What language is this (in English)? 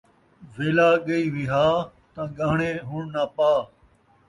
Saraiki